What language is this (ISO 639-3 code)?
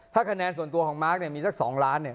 tha